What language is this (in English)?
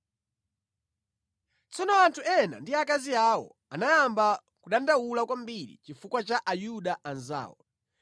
Nyanja